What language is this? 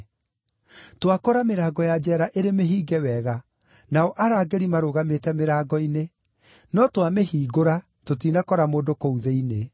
Kikuyu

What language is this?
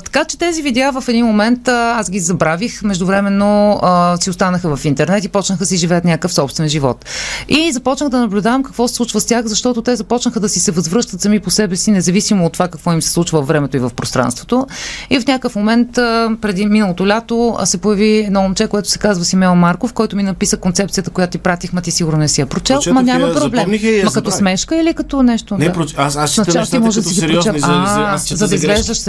Bulgarian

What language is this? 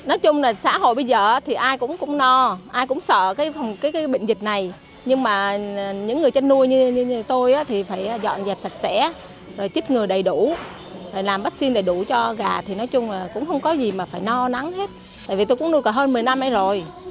Vietnamese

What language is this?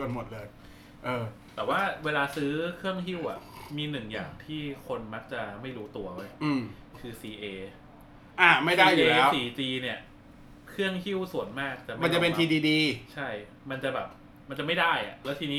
Thai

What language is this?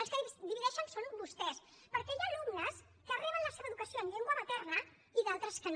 Catalan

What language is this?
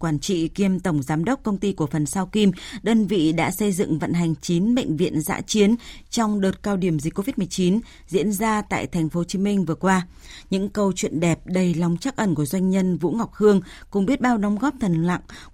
Vietnamese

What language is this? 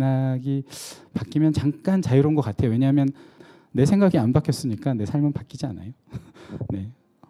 Korean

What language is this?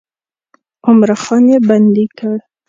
Pashto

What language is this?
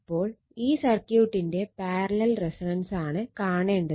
Malayalam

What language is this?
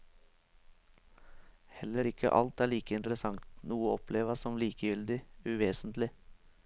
Norwegian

